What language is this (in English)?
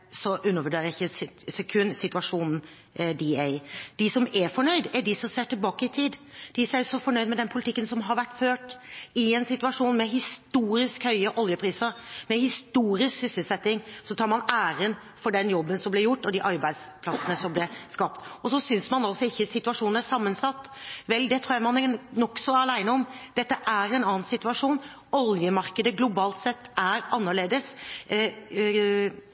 Norwegian Bokmål